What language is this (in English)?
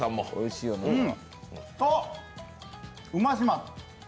Japanese